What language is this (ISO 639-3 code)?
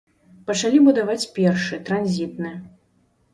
bel